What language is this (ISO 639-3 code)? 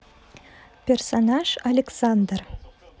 rus